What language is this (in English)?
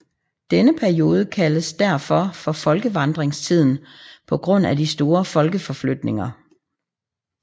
Danish